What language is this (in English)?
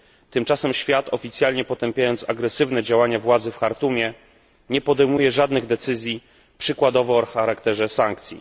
Polish